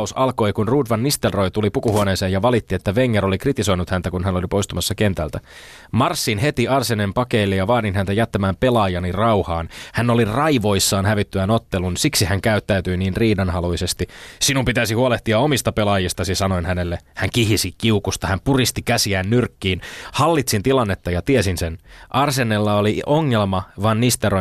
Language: Finnish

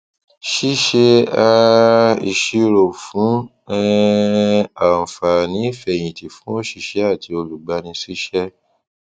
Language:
Yoruba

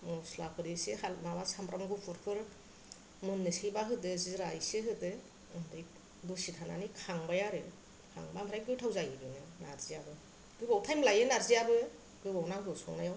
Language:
Bodo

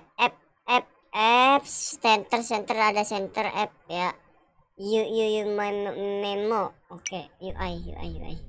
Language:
Indonesian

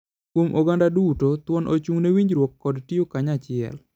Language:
Luo (Kenya and Tanzania)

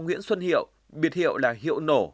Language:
Vietnamese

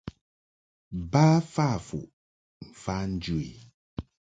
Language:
Mungaka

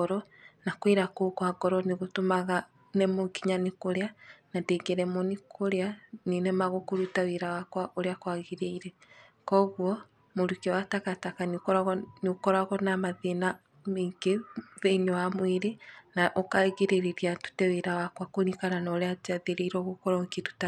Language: Kikuyu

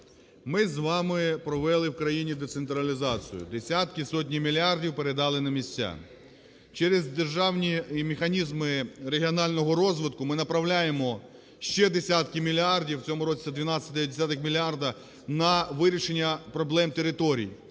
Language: Ukrainian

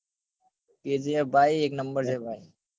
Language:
Gujarati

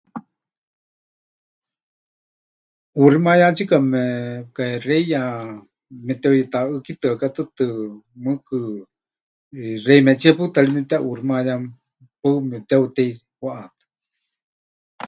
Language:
Huichol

